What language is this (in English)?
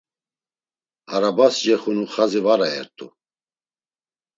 Laz